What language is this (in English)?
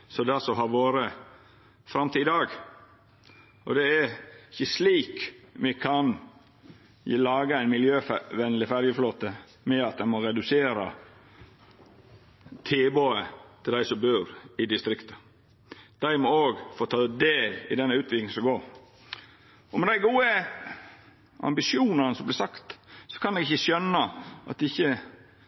Norwegian Nynorsk